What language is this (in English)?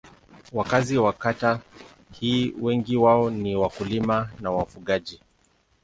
Swahili